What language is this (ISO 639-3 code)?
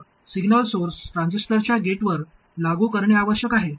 mar